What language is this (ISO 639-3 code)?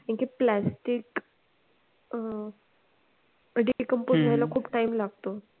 mar